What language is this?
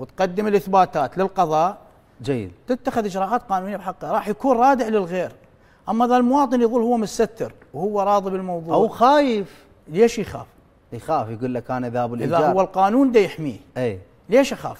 Arabic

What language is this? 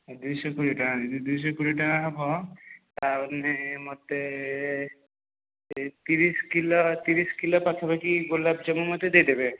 Odia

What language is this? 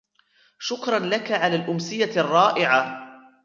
Arabic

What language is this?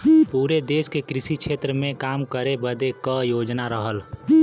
Bhojpuri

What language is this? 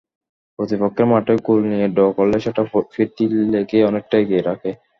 Bangla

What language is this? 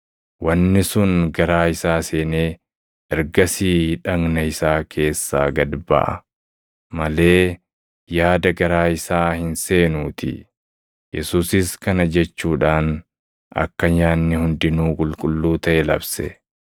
Oromo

